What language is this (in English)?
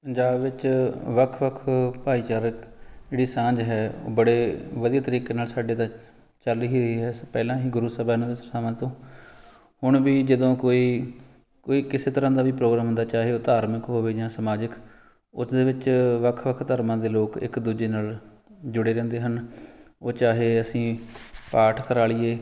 Punjabi